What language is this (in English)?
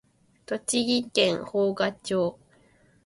Japanese